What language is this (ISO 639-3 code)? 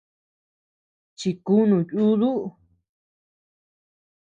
cux